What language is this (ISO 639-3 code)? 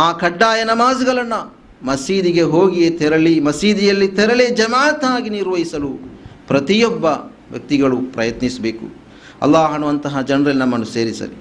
kan